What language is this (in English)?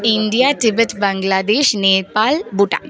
Sanskrit